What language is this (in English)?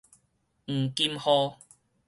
Min Nan Chinese